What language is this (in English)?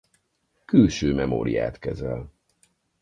Hungarian